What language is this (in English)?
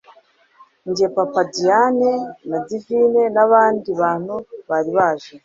Kinyarwanda